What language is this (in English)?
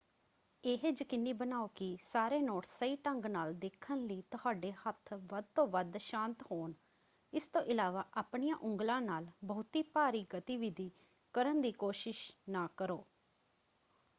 Punjabi